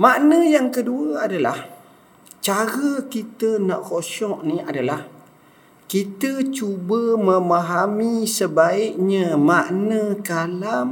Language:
Malay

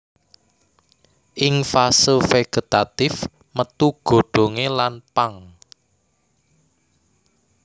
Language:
Javanese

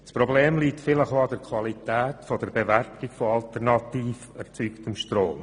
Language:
Swiss German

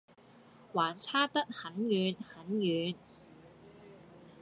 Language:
Cantonese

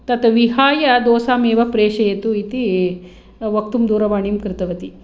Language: Sanskrit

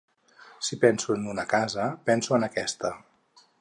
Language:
Catalan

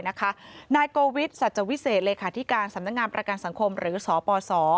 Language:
Thai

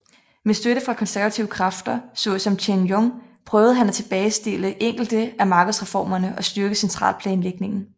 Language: Danish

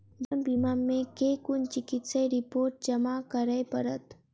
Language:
Maithili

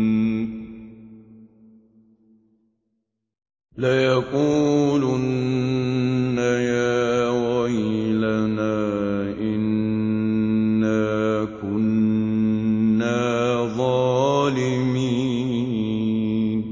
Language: Arabic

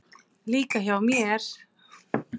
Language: Icelandic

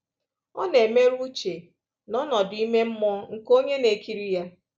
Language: Igbo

